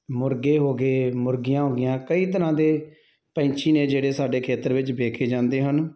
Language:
Punjabi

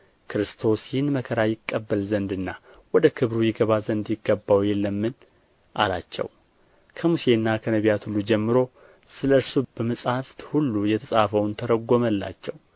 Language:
Amharic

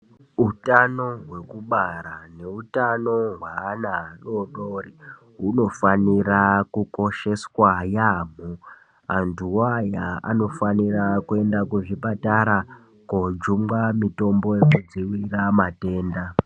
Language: Ndau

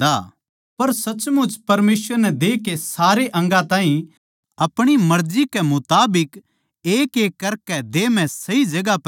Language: Haryanvi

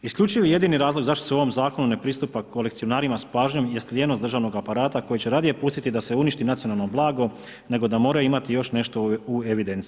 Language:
Croatian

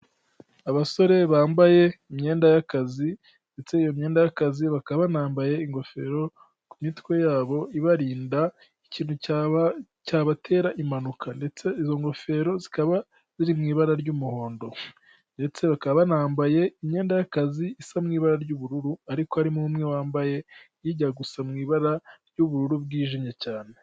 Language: Kinyarwanda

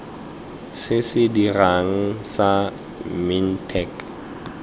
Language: Tswana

